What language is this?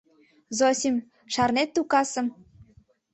Mari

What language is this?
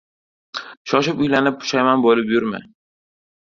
Uzbek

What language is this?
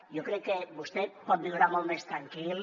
Catalan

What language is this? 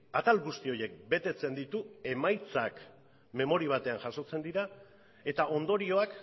Basque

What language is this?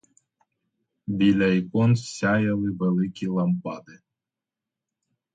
Ukrainian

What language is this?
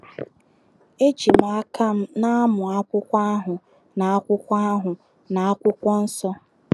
Igbo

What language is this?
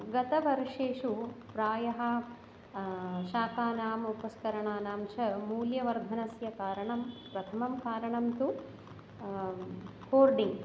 Sanskrit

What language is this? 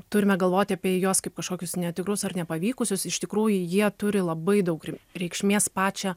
Lithuanian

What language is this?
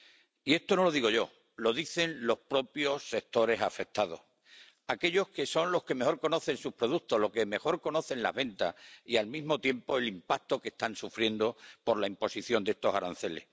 Spanish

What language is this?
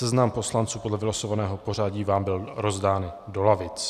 Czech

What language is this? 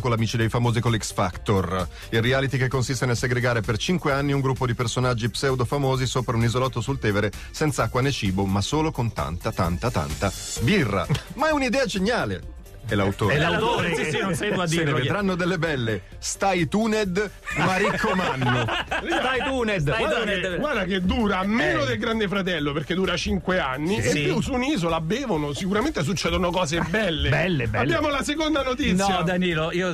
Italian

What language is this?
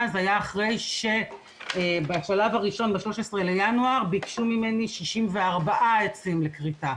Hebrew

